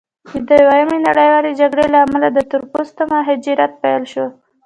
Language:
Pashto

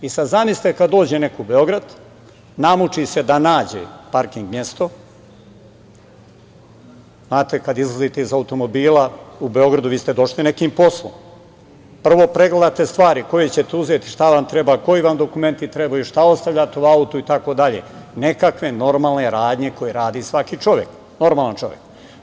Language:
Serbian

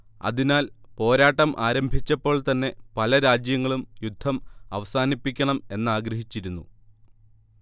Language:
Malayalam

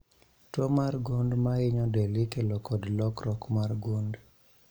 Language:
Luo (Kenya and Tanzania)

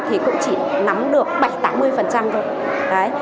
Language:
Vietnamese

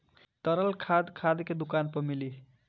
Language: Bhojpuri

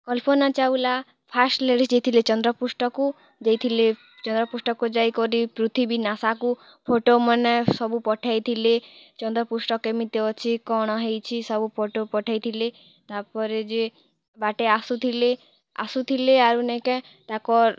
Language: Odia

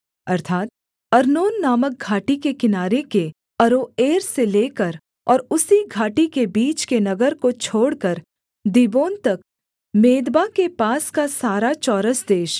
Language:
Hindi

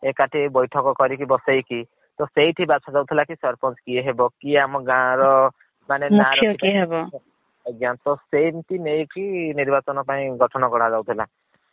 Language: Odia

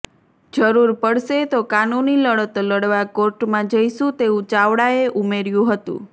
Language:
Gujarati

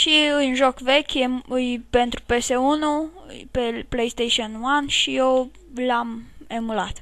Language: Romanian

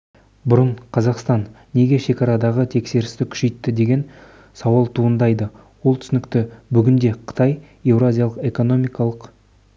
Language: Kazakh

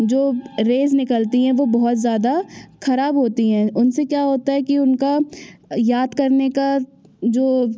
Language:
Hindi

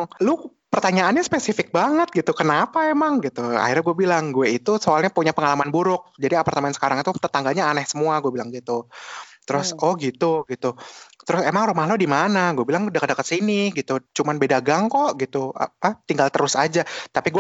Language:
Indonesian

